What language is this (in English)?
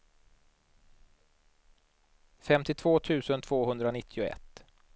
Swedish